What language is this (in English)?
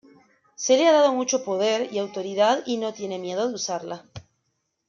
Spanish